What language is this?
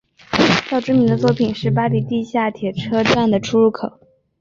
Chinese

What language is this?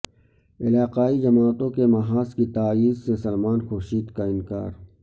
Urdu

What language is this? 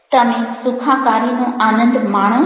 Gujarati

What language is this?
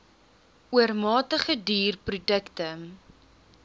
Afrikaans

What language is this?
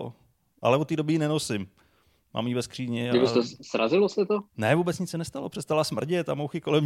Czech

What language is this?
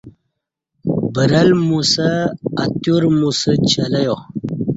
Kati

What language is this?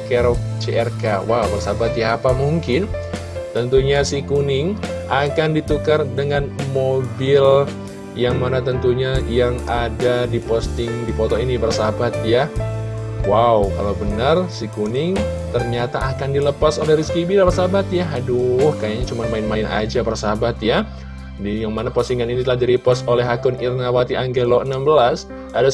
Indonesian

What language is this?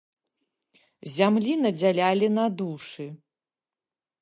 Belarusian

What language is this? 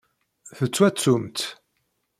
Kabyle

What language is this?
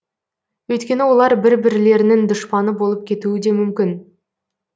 Kazakh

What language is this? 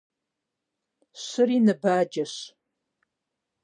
Kabardian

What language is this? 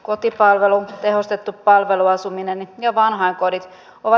Finnish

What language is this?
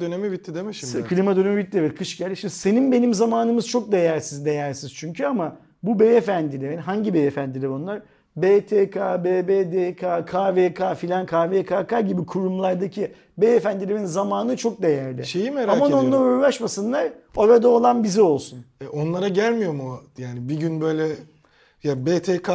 Turkish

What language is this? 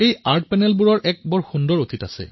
Assamese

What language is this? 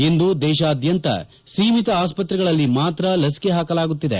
Kannada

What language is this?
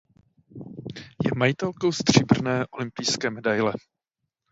Czech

